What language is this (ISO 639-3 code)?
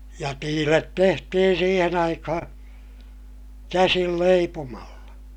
fin